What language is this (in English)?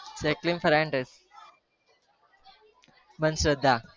Gujarati